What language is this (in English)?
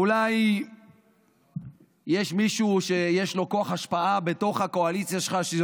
Hebrew